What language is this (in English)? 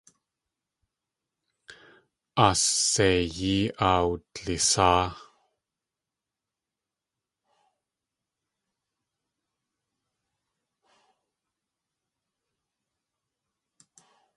Tlingit